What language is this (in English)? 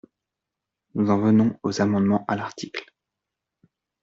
French